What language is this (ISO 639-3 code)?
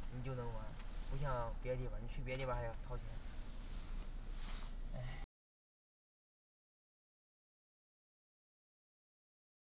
zho